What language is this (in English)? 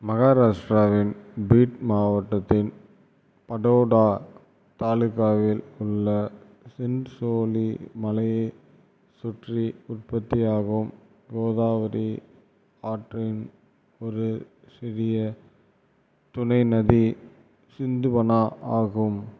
Tamil